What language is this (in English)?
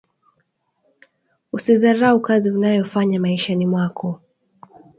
Swahili